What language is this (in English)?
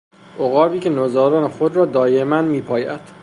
Persian